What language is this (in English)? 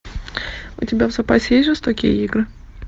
Russian